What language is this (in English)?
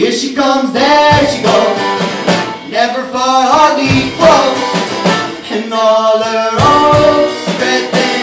English